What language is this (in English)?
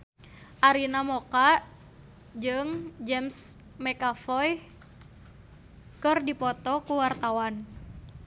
Sundanese